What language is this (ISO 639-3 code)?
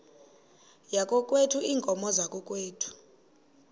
xho